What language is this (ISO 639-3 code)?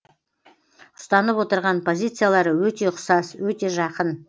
kaz